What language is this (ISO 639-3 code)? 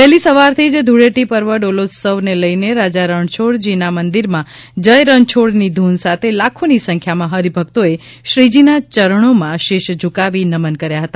guj